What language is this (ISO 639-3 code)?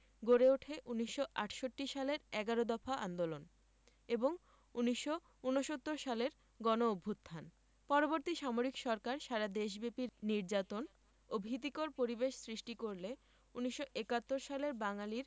ben